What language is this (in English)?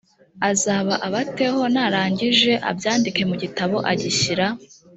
Kinyarwanda